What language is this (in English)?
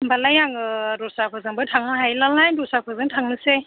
Bodo